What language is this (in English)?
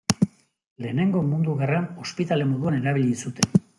Basque